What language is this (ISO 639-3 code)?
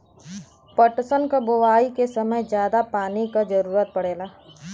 bho